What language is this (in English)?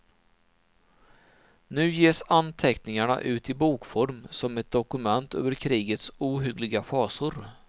Swedish